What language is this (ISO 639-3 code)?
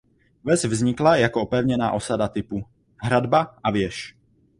ces